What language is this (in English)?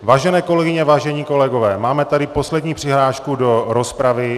Czech